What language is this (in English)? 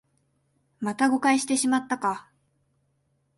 Japanese